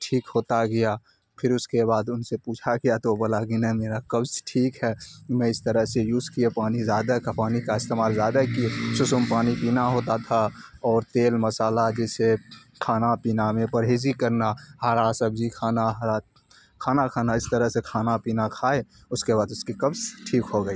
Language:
Urdu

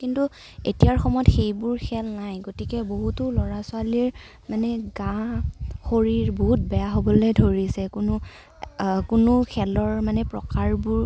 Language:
Assamese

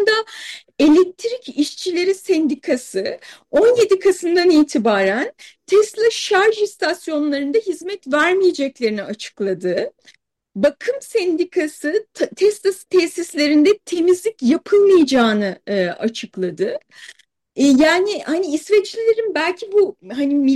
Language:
Turkish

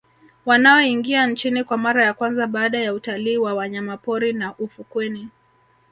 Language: Swahili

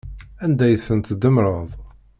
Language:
Kabyle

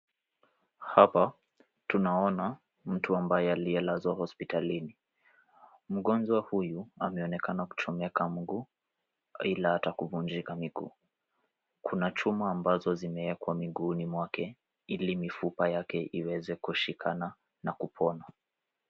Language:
Swahili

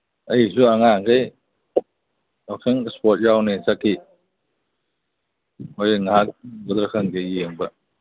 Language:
Manipuri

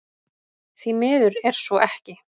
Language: Icelandic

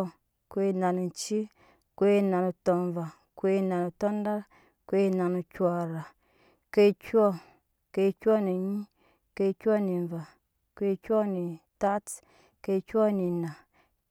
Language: Nyankpa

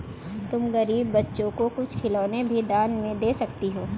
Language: Hindi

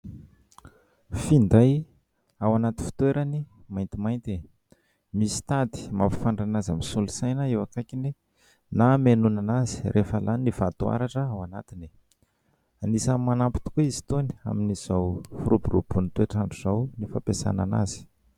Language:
Malagasy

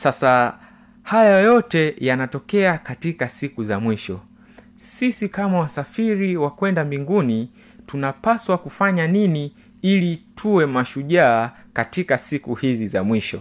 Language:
Swahili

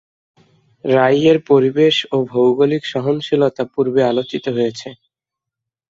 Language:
Bangla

